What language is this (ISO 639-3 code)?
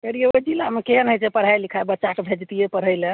mai